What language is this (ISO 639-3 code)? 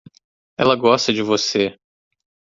por